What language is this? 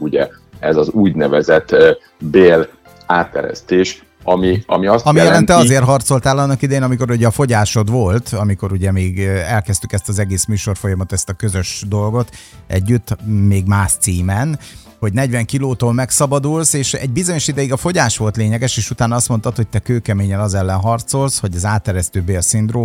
Hungarian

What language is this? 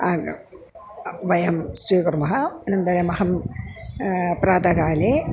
Sanskrit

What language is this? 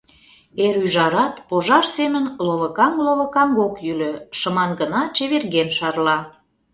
Mari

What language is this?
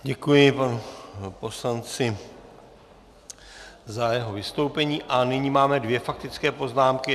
Czech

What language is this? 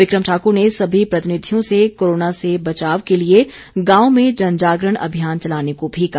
Hindi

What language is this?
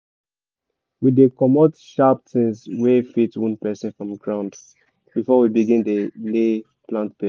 Nigerian Pidgin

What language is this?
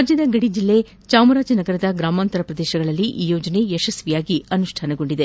Kannada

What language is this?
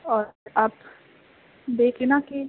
Urdu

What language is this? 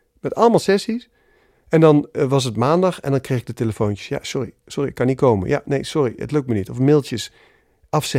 Dutch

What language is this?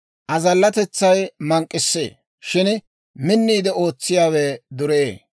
Dawro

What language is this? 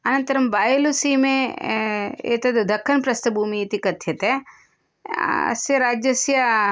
Sanskrit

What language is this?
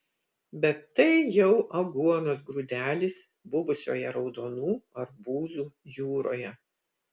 Lithuanian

